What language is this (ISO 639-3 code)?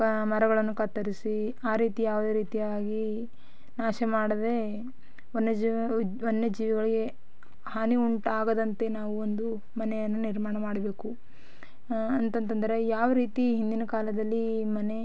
kan